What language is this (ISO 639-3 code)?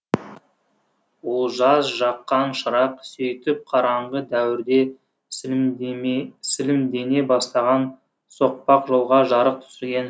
kaz